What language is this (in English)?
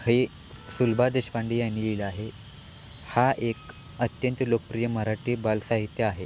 Marathi